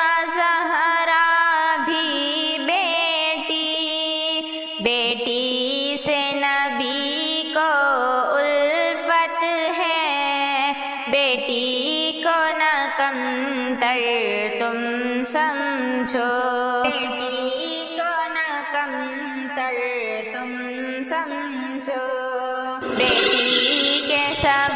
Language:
Hindi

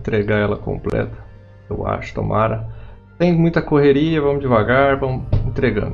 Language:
Portuguese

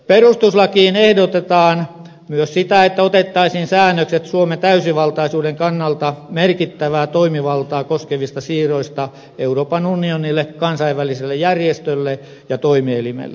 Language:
Finnish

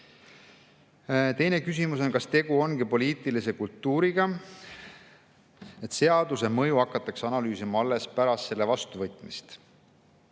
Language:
Estonian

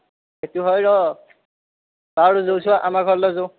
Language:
Assamese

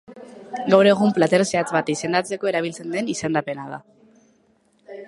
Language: Basque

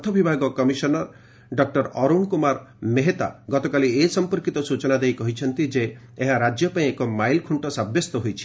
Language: Odia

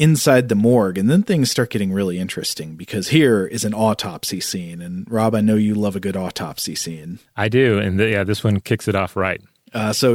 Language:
English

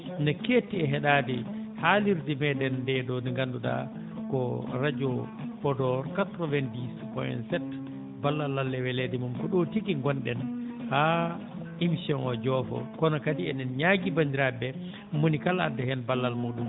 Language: Fula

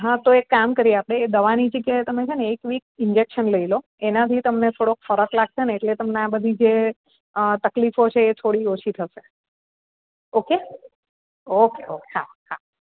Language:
Gujarati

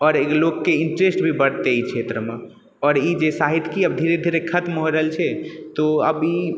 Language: Maithili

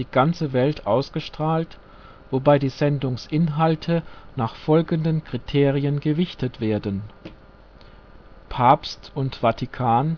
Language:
German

